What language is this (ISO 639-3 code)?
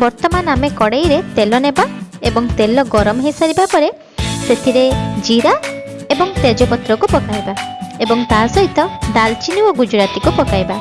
ori